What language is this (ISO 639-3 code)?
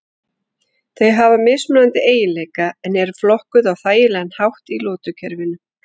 isl